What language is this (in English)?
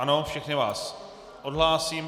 Czech